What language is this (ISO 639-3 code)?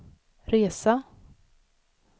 swe